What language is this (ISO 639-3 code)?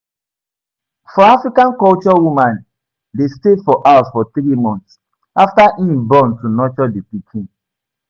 pcm